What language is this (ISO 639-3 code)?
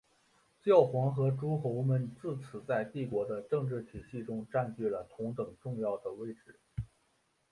zho